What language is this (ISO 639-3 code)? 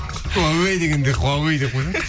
kaz